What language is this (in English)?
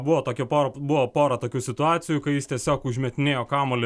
Lithuanian